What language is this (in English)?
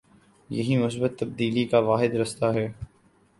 Urdu